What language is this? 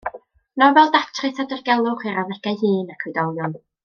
Welsh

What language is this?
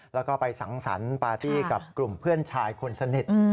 Thai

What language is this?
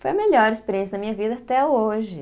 Portuguese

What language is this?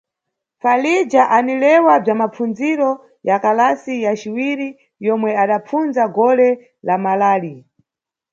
Nyungwe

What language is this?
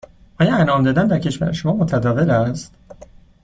Persian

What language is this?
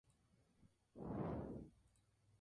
Spanish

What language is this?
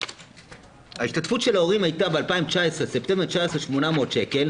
Hebrew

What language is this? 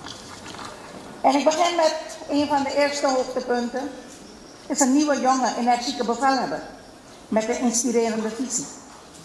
Dutch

